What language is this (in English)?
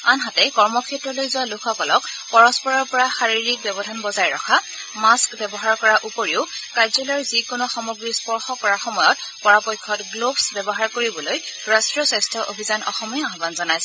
Assamese